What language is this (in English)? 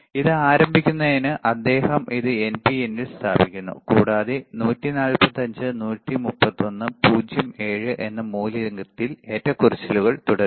Malayalam